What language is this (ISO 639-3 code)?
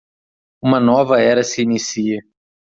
por